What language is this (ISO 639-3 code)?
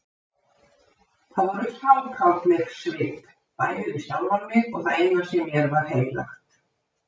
isl